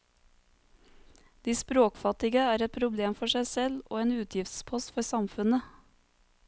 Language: Norwegian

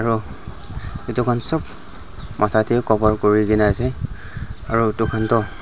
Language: Naga Pidgin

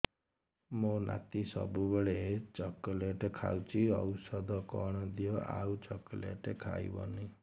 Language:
Odia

